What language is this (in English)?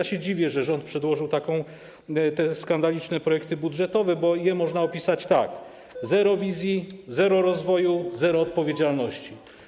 Polish